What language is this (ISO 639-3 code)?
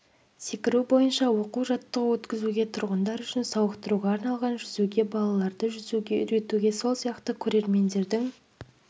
kaz